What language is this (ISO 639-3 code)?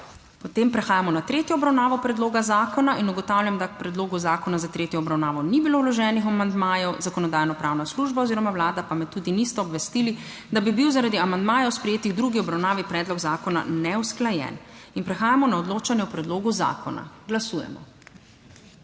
slv